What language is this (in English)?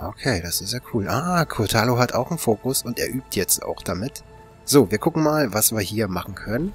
German